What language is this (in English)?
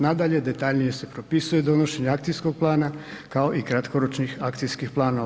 Croatian